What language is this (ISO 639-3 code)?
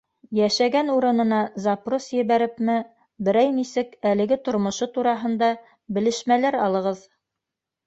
bak